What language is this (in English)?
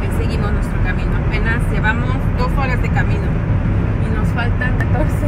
Spanish